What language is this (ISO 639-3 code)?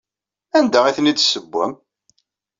kab